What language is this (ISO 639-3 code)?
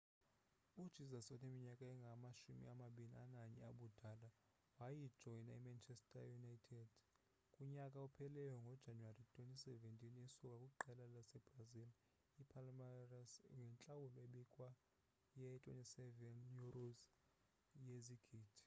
xho